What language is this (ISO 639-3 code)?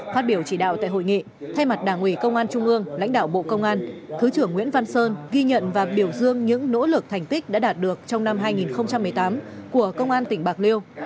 vie